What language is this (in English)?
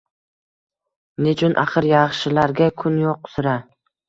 Uzbek